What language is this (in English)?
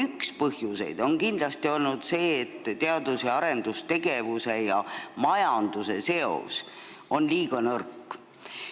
Estonian